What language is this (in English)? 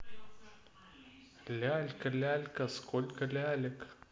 Russian